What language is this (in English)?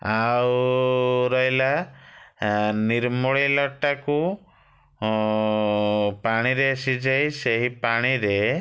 Odia